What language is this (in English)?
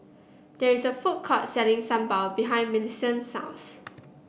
English